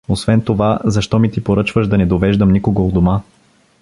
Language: Bulgarian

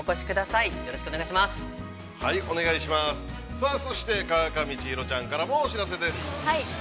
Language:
Japanese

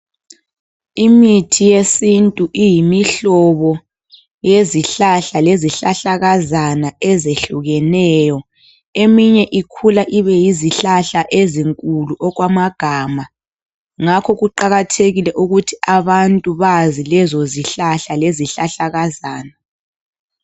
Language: North Ndebele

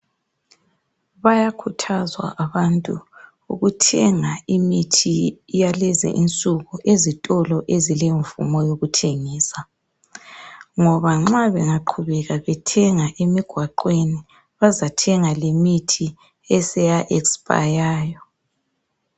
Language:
North Ndebele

